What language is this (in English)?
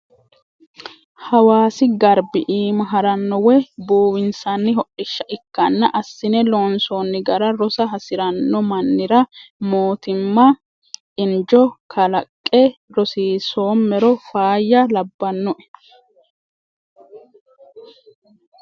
Sidamo